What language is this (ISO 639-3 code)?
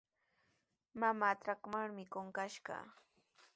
qws